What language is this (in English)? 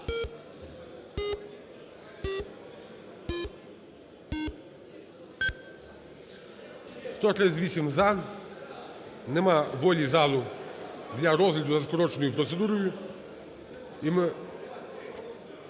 Ukrainian